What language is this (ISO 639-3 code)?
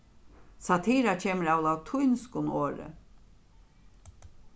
fao